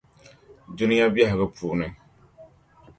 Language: Dagbani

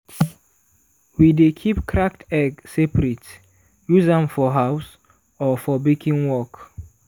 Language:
Nigerian Pidgin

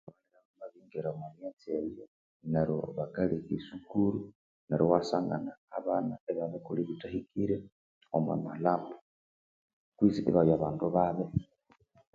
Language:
Konzo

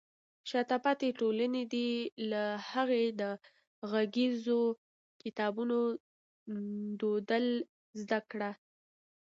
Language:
Pashto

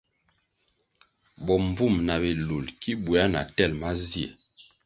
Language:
Kwasio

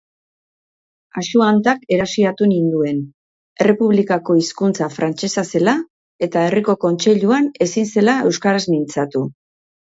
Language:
Basque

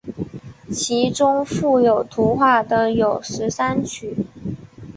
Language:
Chinese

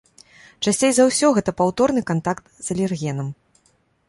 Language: Belarusian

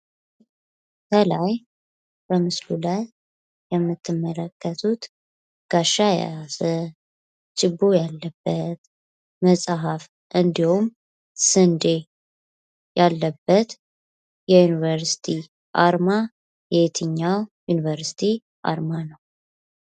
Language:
Amharic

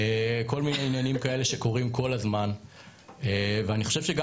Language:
Hebrew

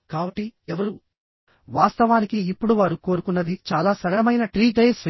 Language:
Telugu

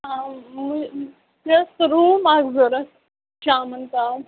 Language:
Kashmiri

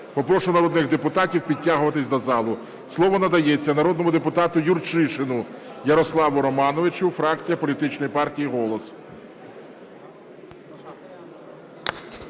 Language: Ukrainian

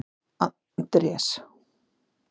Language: Icelandic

